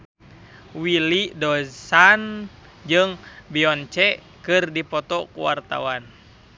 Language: Sundanese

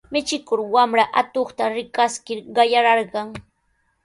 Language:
Sihuas Ancash Quechua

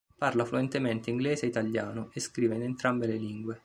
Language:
Italian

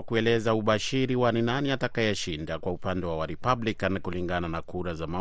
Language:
Swahili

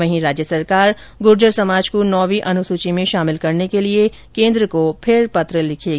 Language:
Hindi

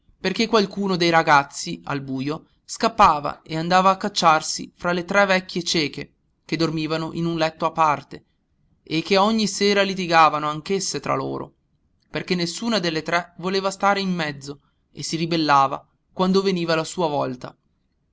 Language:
Italian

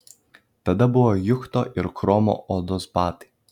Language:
Lithuanian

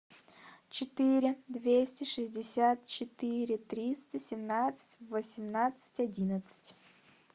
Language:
Russian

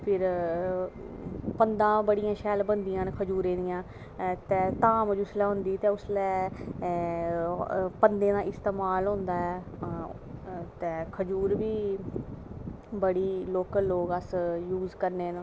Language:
Dogri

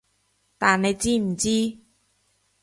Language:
Cantonese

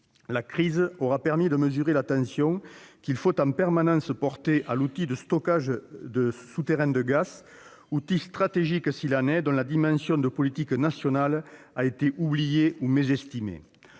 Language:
French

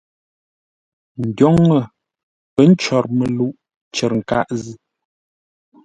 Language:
Ngombale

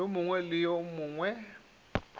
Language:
Northern Sotho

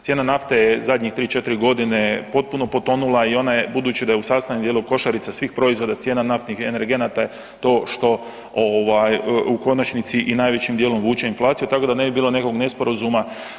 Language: Croatian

